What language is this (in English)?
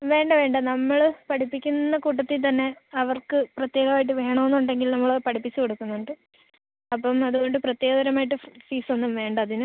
Malayalam